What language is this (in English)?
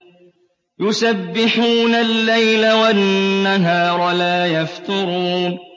Arabic